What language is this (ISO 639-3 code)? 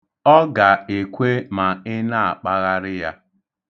ibo